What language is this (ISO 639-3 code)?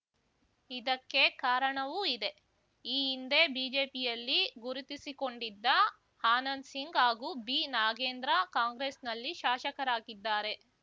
kan